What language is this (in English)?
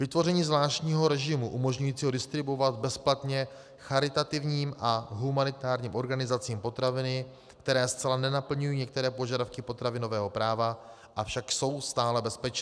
Czech